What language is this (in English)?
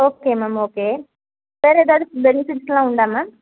Tamil